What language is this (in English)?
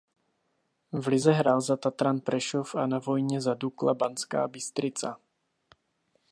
Czech